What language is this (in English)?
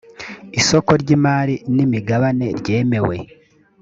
Kinyarwanda